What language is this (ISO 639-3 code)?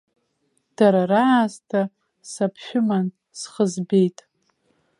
abk